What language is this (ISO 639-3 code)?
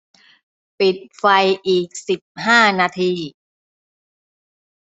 tha